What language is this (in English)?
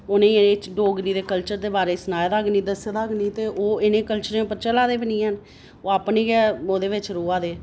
Dogri